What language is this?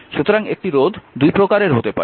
Bangla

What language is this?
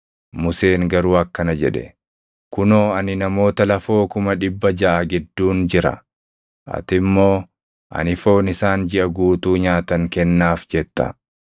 Oromo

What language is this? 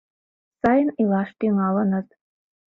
Mari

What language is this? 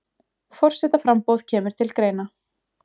Icelandic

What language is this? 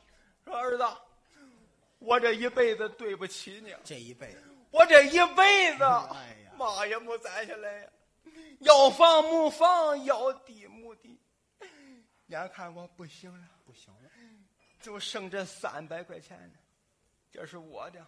Chinese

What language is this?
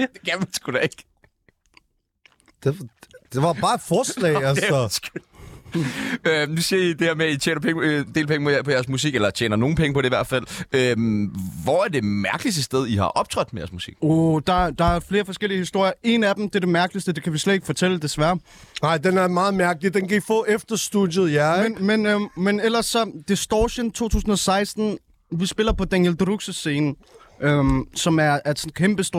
Danish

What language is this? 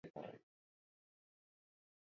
Basque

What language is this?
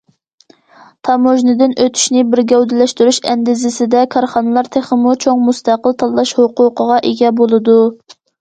Uyghur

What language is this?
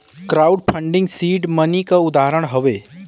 Bhojpuri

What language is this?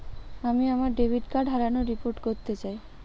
Bangla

